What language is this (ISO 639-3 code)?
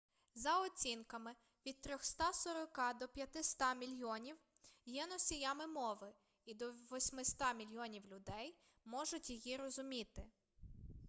ukr